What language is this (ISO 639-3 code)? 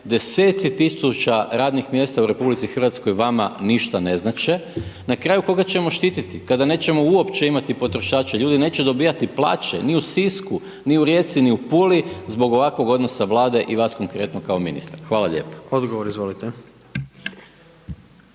hrv